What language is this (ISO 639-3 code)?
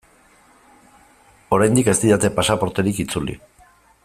eus